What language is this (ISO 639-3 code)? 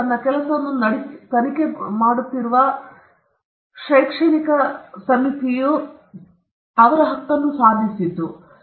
kan